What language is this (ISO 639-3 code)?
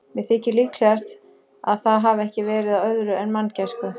isl